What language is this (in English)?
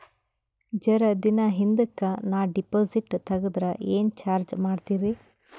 Kannada